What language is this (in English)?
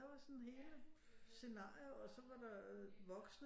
Danish